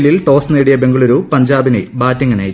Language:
Malayalam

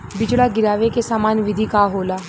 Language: Bhojpuri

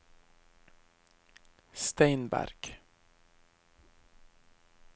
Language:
Norwegian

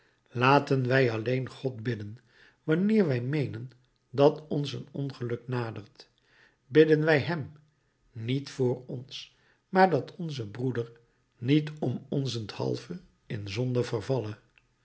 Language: Dutch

